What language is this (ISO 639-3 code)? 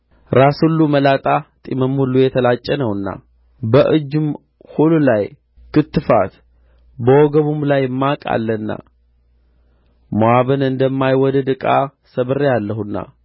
amh